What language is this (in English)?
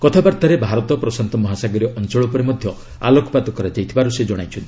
Odia